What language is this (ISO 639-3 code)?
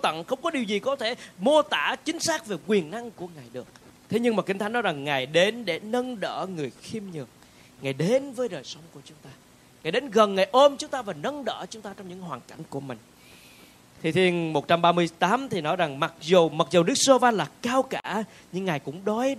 vie